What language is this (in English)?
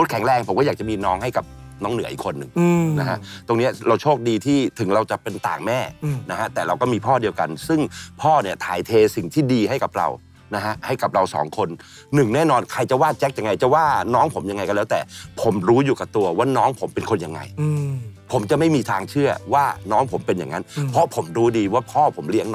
Thai